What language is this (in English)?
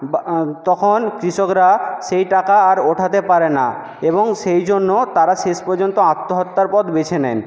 Bangla